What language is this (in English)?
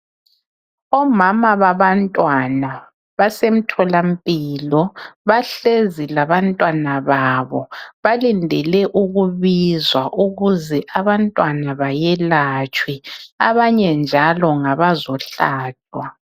North Ndebele